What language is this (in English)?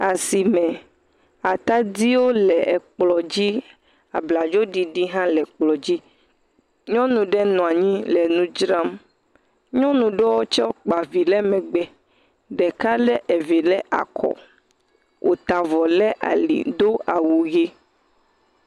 Ewe